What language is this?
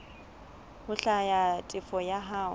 Southern Sotho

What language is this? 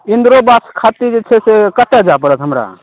Maithili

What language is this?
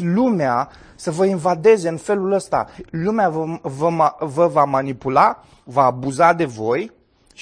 Romanian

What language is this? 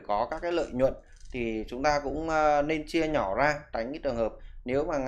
Vietnamese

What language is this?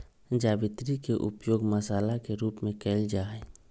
Magahi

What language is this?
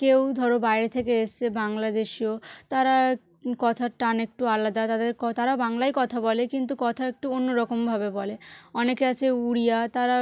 Bangla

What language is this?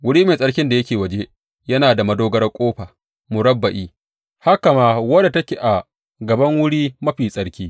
Hausa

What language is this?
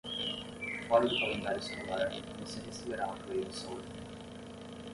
Portuguese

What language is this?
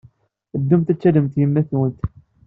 Kabyle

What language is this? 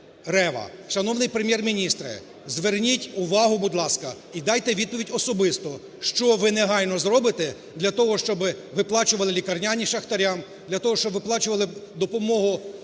Ukrainian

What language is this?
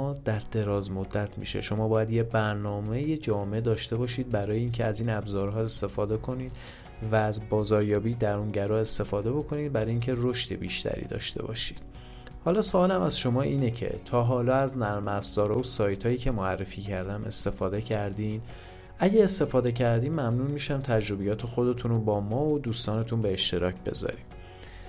Persian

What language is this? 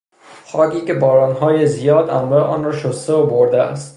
Persian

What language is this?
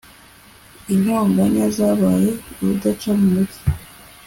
Kinyarwanda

